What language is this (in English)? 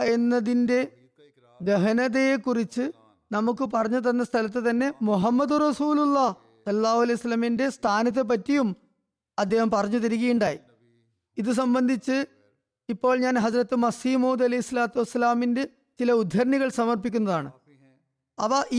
Malayalam